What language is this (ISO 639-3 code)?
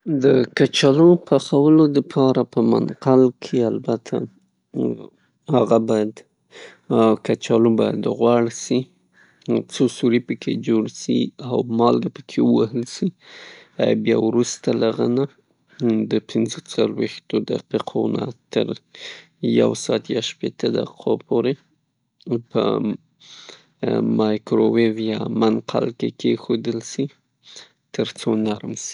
pus